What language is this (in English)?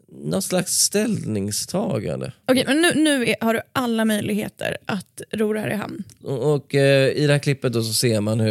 Swedish